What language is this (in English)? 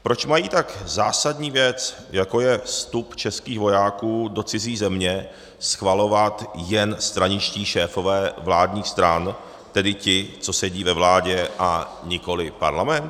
Czech